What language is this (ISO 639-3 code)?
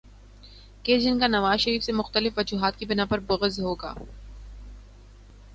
urd